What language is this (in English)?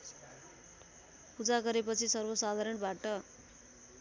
Nepali